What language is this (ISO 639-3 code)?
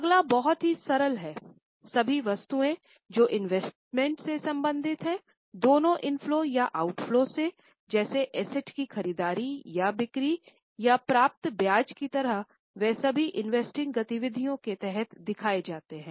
hin